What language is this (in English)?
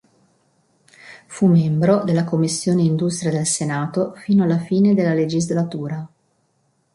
Italian